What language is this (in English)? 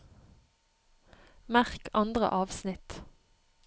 Norwegian